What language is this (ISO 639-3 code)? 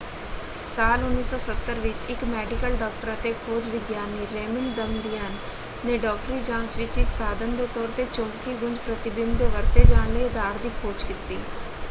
pan